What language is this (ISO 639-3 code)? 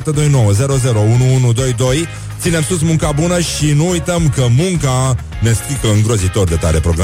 ron